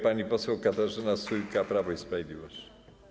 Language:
Polish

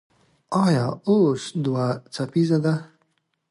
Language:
Pashto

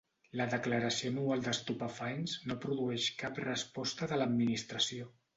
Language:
Catalan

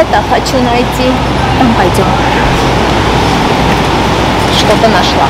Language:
Russian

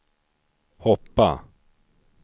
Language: Swedish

